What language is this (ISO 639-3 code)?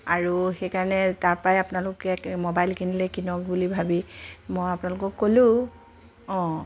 asm